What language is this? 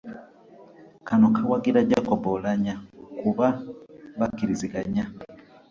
Ganda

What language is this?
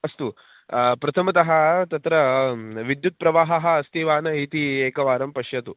Sanskrit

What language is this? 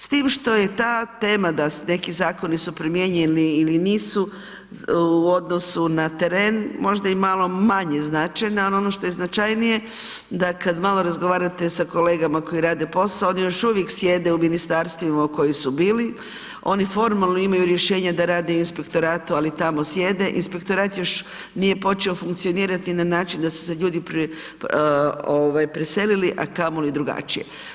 Croatian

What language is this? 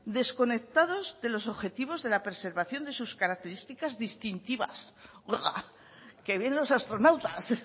Spanish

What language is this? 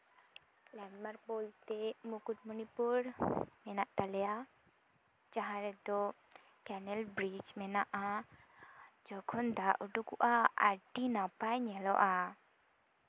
Santali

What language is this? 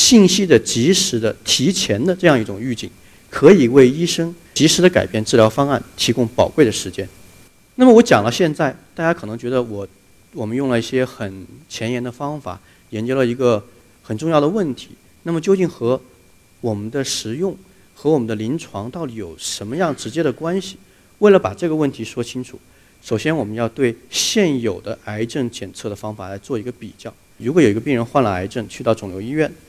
Chinese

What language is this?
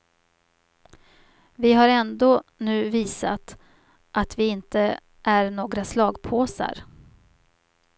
Swedish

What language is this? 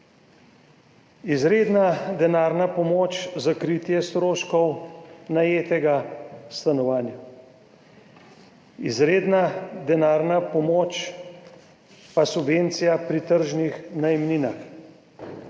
Slovenian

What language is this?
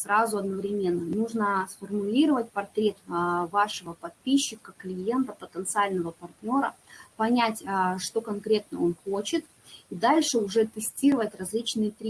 Russian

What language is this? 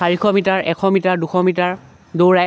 Assamese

